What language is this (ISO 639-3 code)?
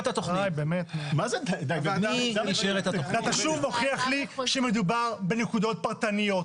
heb